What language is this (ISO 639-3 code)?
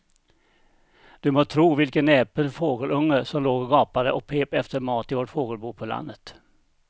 swe